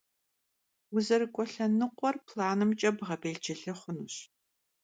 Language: Kabardian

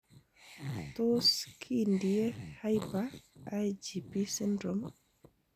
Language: Kalenjin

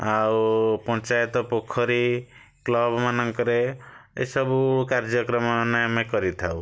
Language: Odia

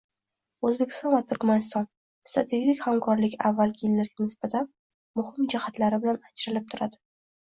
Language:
Uzbek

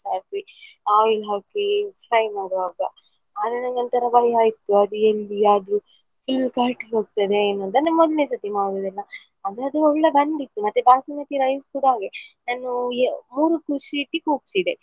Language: Kannada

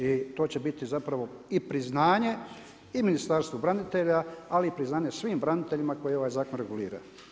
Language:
Croatian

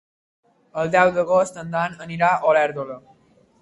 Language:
Catalan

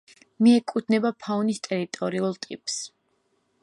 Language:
Georgian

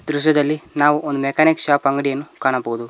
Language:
Kannada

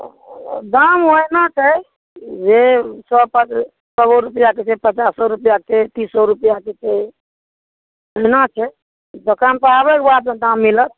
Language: Maithili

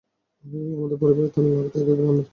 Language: Bangla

